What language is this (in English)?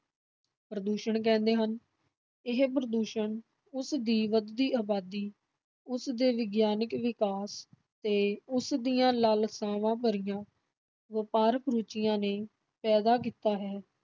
Punjabi